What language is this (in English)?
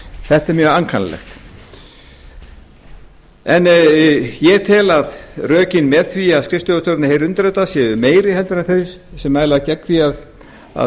Icelandic